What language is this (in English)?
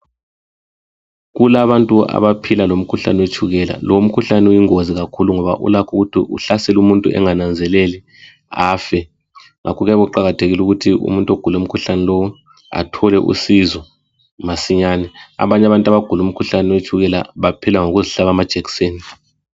North Ndebele